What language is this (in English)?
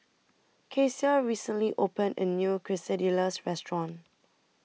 English